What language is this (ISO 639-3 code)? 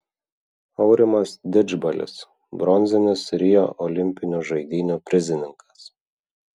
lit